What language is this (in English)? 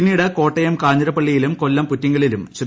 Malayalam